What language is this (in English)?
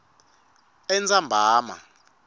Swati